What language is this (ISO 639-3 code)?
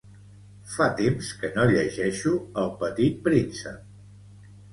cat